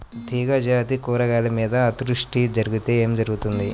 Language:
Telugu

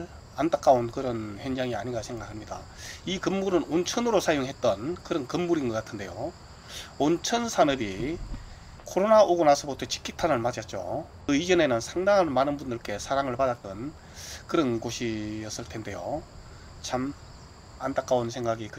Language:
Korean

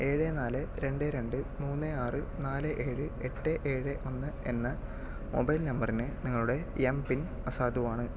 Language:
Malayalam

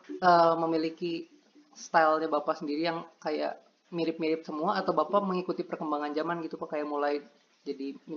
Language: Indonesian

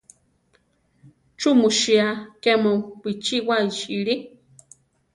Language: Central Tarahumara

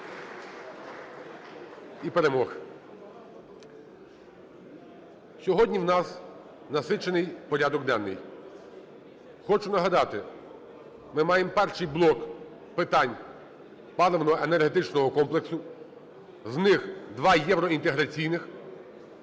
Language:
Ukrainian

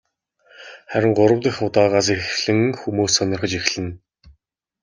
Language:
Mongolian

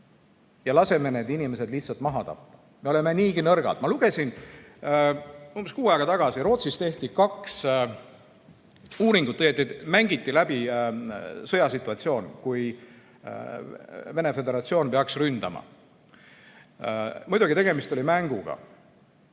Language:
Estonian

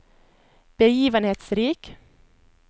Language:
Norwegian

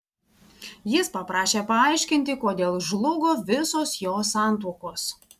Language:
Lithuanian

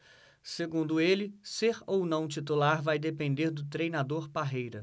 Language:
Portuguese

